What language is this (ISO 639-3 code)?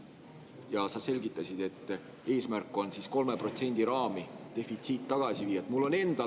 est